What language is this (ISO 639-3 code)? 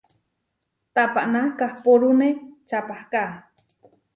var